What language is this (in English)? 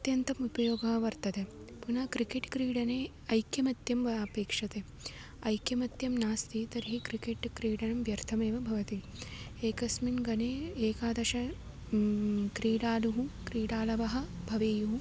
Sanskrit